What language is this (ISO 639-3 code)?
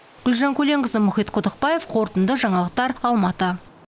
kaz